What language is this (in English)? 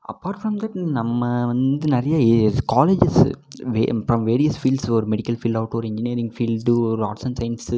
Tamil